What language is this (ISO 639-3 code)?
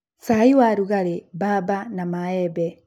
kik